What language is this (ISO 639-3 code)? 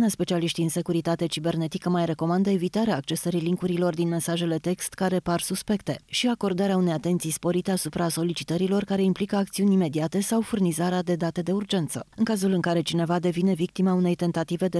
ron